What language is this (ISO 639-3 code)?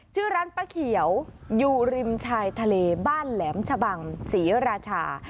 tha